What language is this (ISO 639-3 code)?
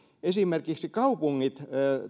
fin